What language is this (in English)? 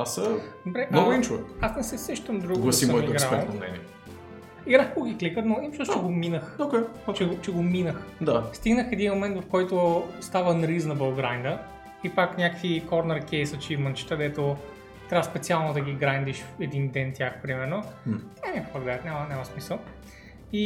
Bulgarian